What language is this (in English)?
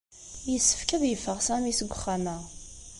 Kabyle